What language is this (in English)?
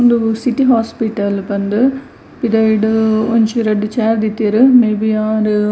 Tulu